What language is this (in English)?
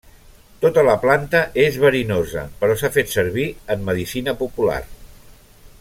Catalan